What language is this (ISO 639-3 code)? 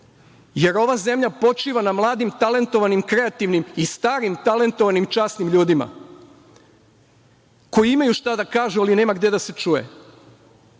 srp